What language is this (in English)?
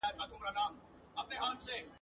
Pashto